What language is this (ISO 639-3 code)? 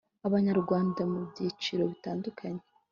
kin